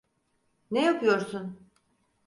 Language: Turkish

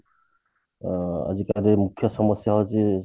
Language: Odia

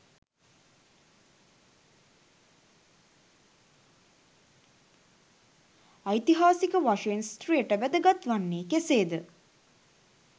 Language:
Sinhala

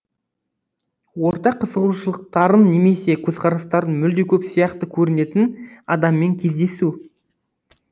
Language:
Kazakh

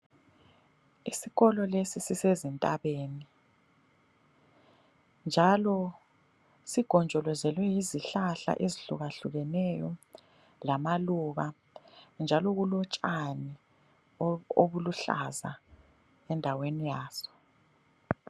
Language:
North Ndebele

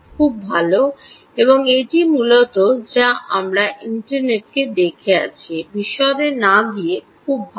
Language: Bangla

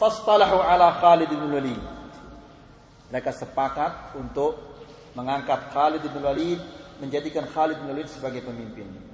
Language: Malay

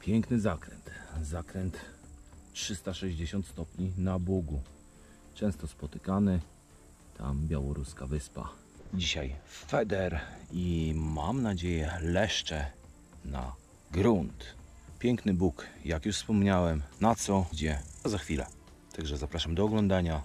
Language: Polish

